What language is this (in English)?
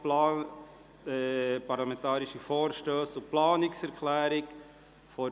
Swiss German